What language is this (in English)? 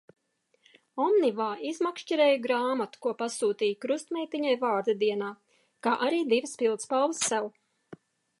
Latvian